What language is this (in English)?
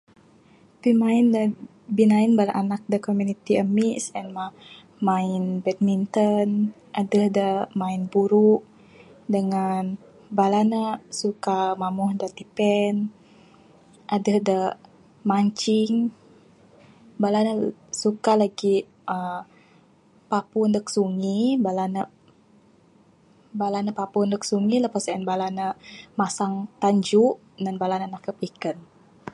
Bukar-Sadung Bidayuh